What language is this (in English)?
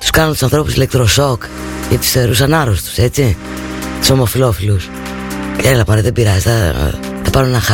Greek